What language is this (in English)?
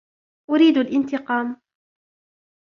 Arabic